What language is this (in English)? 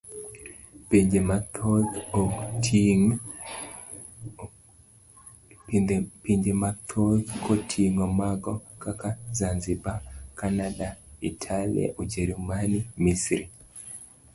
Luo (Kenya and Tanzania)